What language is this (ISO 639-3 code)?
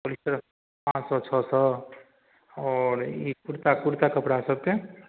mai